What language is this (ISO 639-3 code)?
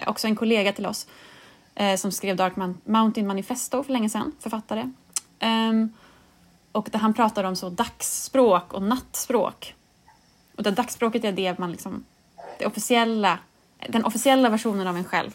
swe